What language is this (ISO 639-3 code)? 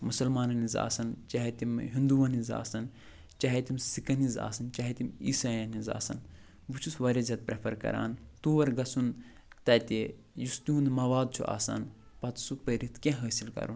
kas